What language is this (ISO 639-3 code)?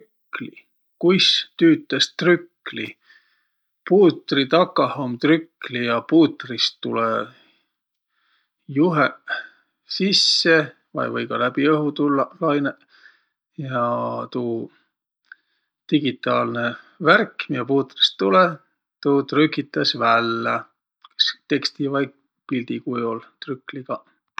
vro